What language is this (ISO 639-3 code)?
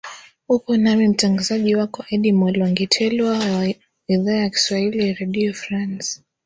swa